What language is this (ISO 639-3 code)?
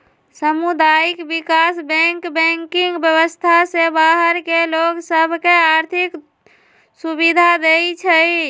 mag